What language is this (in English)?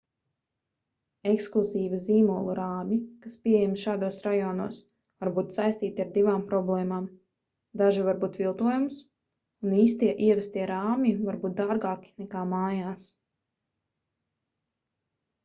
Latvian